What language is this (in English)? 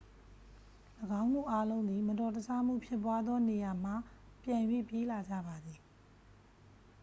Burmese